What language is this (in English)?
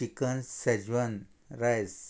Konkani